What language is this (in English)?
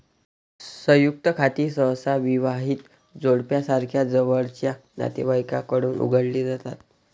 Marathi